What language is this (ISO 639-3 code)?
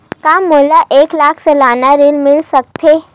hne